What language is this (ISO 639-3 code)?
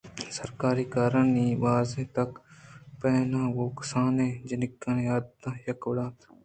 bgp